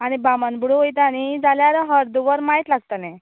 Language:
Konkani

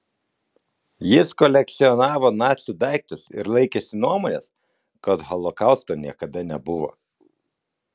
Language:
Lithuanian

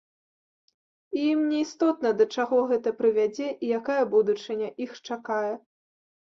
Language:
Belarusian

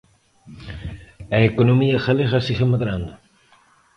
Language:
Galician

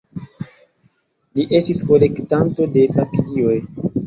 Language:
Esperanto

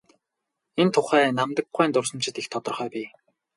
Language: Mongolian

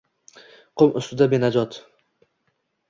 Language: Uzbek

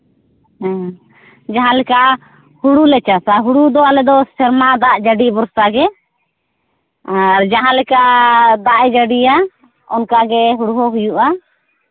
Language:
Santali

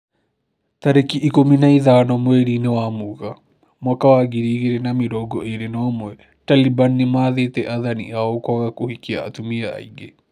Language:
Kikuyu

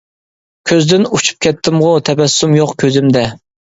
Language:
Uyghur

